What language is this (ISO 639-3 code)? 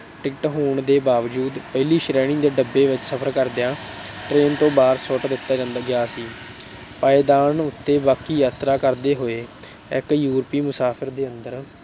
pan